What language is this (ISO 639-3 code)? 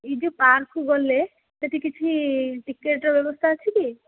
ori